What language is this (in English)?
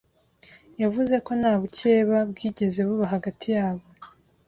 Kinyarwanda